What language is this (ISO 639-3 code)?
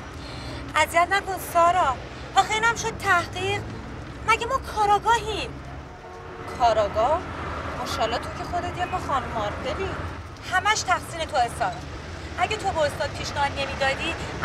fas